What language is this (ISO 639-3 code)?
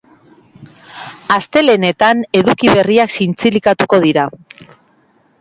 eus